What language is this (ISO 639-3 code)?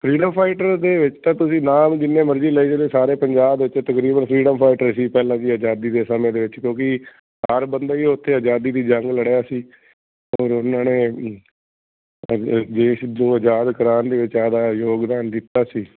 pan